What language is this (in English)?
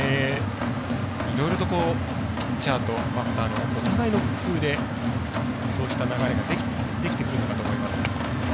Japanese